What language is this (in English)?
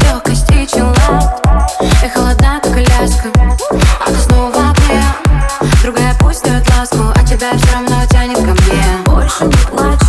Ukrainian